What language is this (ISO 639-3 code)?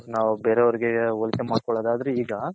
kan